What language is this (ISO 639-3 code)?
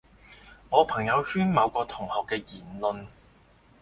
yue